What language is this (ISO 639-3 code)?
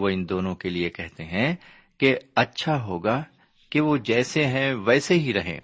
urd